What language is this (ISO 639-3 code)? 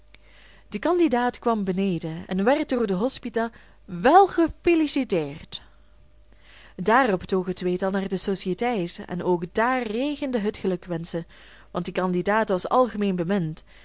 nld